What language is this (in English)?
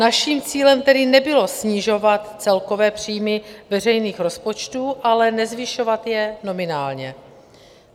Czech